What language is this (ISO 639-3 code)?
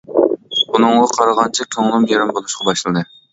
uig